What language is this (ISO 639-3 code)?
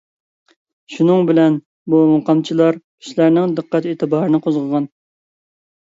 uig